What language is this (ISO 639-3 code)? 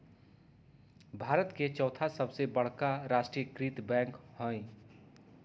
mag